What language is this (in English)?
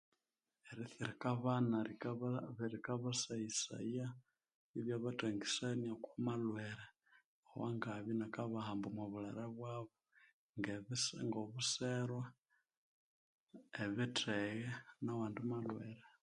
Konzo